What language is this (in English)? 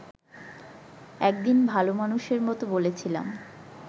Bangla